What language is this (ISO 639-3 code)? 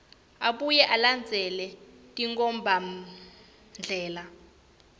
ssw